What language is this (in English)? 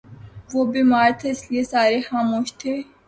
Urdu